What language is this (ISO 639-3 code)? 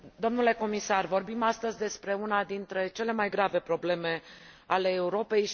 ron